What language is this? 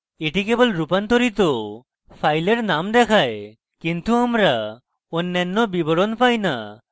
Bangla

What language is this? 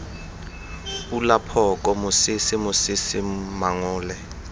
Tswana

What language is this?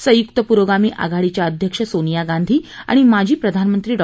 Marathi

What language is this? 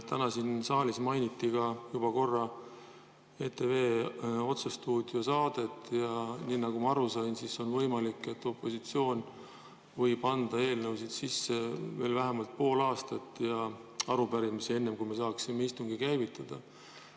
Estonian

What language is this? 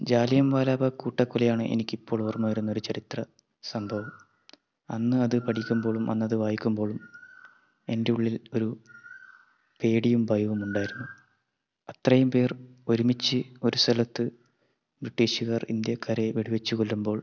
Malayalam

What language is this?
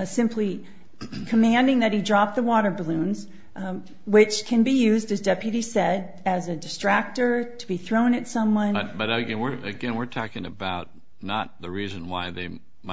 English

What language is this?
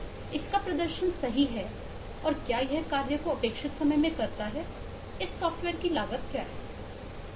Hindi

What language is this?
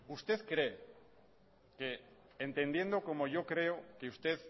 Spanish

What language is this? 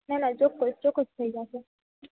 Gujarati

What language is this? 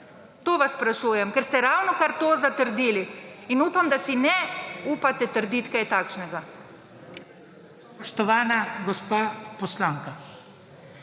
Slovenian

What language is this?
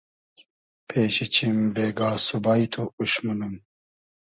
Hazaragi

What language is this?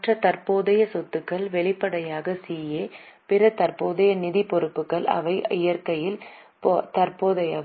Tamil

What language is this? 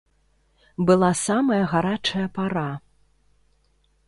Belarusian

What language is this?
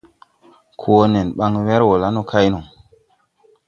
Tupuri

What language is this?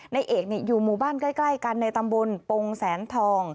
Thai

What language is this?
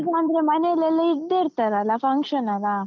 Kannada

